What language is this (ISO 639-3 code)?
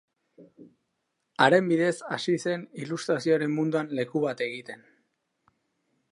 eus